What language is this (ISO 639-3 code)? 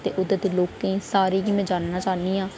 doi